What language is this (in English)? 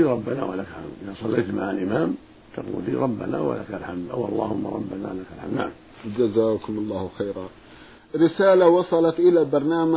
Arabic